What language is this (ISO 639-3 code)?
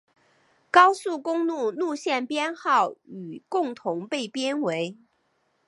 zho